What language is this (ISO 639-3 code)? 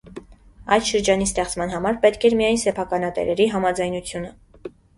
hye